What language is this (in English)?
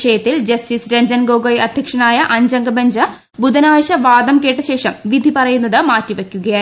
Malayalam